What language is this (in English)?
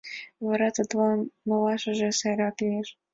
Mari